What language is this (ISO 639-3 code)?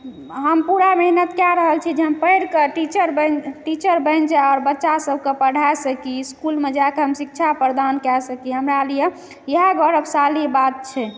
mai